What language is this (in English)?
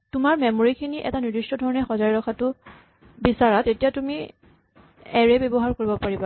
Assamese